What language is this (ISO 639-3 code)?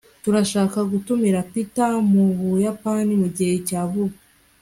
kin